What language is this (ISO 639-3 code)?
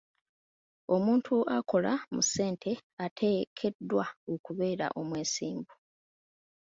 lug